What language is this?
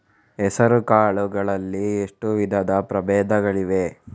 Kannada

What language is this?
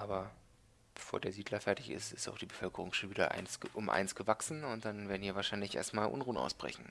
German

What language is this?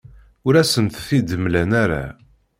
Kabyle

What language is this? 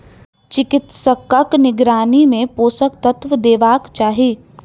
Maithili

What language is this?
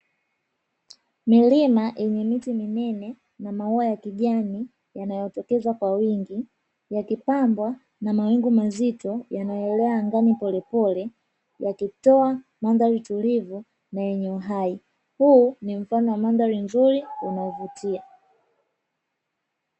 Swahili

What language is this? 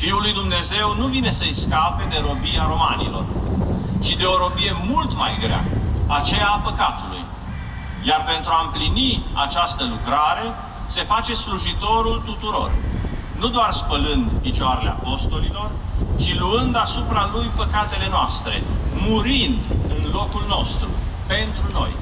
Romanian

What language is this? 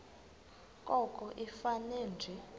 Xhosa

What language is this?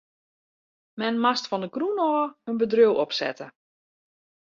Western Frisian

